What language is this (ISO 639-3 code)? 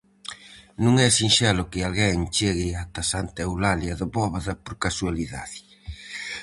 glg